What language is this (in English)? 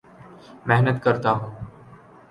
Urdu